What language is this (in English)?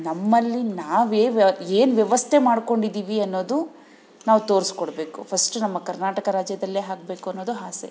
Kannada